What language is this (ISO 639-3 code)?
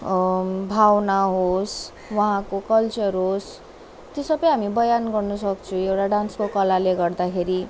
nep